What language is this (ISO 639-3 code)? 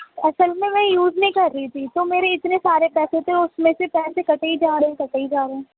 urd